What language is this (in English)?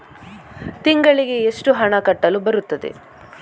Kannada